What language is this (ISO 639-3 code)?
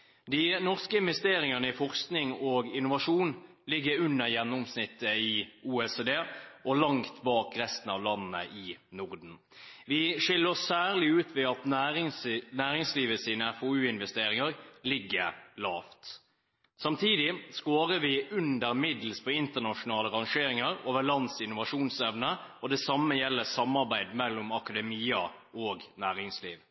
nob